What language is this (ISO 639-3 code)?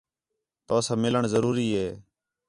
xhe